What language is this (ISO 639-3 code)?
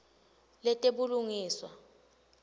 ssw